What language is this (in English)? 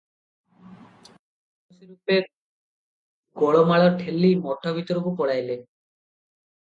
Odia